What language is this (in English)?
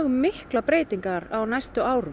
Icelandic